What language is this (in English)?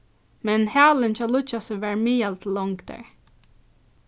Faroese